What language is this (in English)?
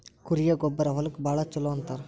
Kannada